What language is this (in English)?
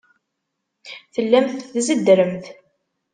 Kabyle